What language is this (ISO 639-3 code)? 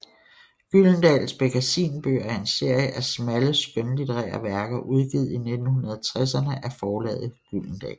dan